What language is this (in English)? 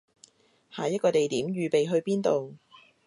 Cantonese